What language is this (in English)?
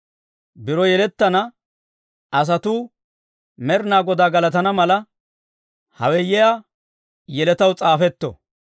Dawro